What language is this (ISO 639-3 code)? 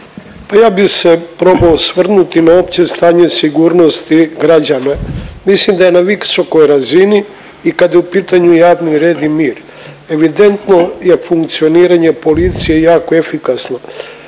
hrv